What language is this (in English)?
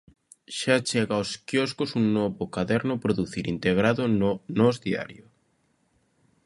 Galician